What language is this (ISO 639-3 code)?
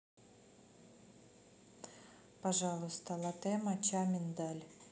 rus